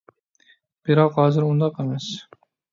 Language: Uyghur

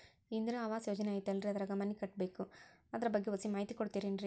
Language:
Kannada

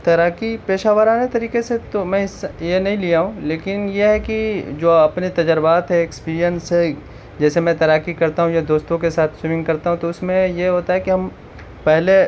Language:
Urdu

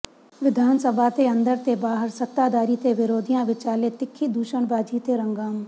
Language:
Punjabi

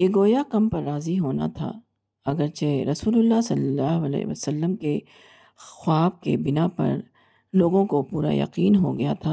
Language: Urdu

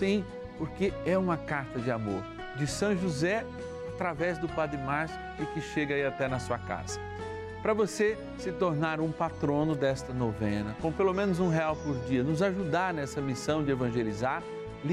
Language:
Portuguese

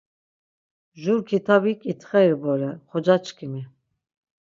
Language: Laz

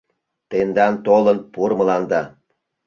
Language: Mari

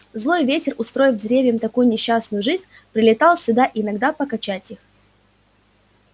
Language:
Russian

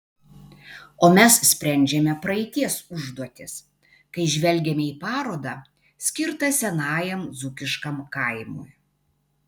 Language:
Lithuanian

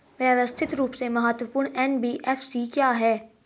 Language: Hindi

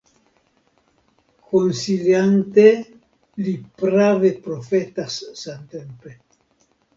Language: Esperanto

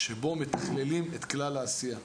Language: Hebrew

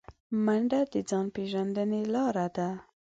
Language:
Pashto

